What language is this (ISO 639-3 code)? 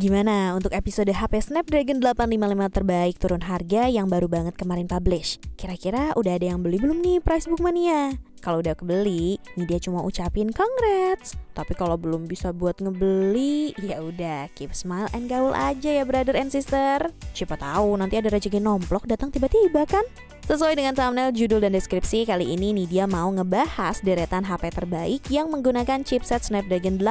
ind